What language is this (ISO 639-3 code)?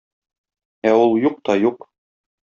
tat